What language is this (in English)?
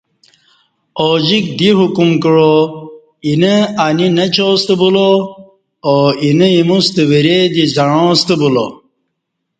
Kati